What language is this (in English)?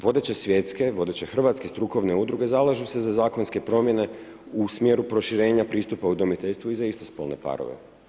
Croatian